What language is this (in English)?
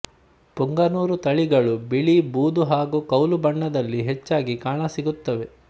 Kannada